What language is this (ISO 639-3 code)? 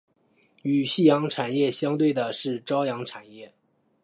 zho